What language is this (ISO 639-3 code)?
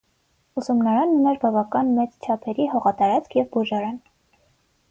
hye